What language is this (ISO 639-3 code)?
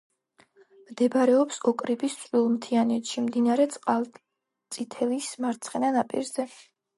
kat